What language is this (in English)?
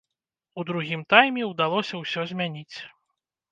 Belarusian